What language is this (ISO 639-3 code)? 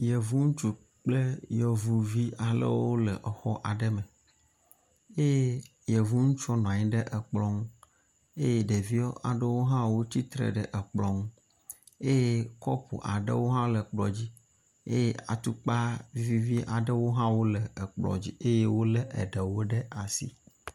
ewe